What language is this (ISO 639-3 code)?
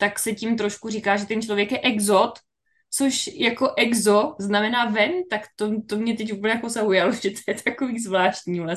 ces